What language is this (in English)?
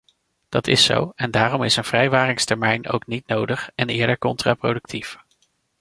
Dutch